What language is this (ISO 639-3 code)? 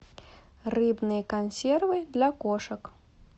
rus